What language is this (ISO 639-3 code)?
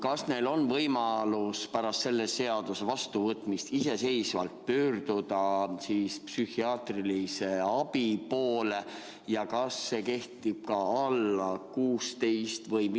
est